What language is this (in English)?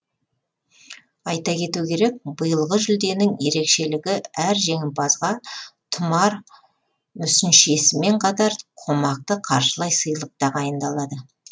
Kazakh